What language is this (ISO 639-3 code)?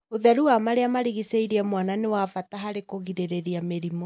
kik